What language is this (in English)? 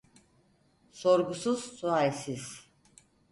Turkish